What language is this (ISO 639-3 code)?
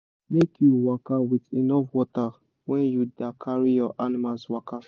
pcm